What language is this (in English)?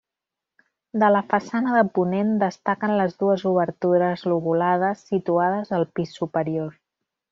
Catalan